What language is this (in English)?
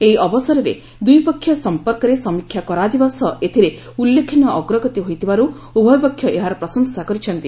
Odia